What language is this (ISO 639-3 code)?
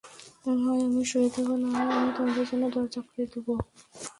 ben